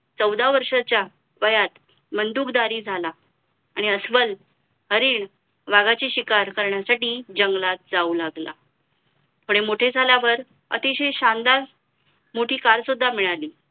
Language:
Marathi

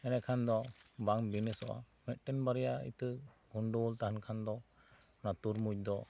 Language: Santali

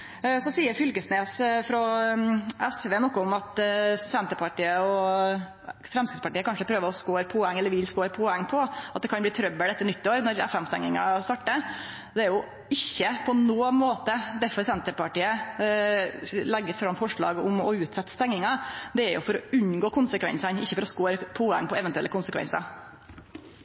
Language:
Norwegian Nynorsk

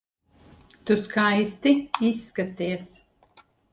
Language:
Latvian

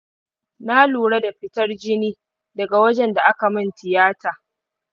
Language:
Hausa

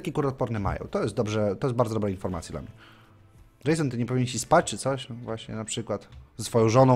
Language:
Polish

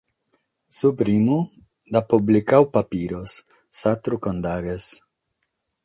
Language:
Sardinian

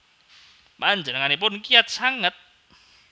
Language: Javanese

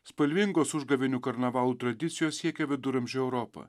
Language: Lithuanian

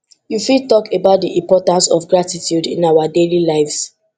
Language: Nigerian Pidgin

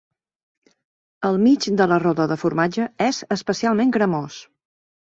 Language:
Catalan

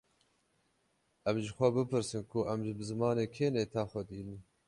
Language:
Kurdish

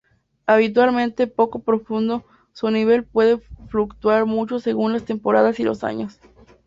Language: Spanish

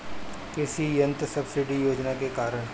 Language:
Bhojpuri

